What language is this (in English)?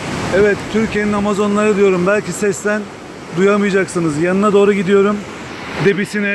Turkish